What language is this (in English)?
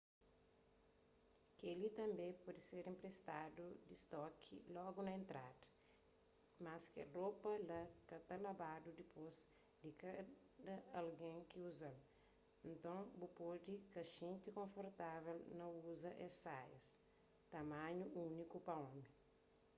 Kabuverdianu